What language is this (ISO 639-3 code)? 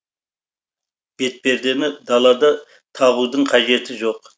kaz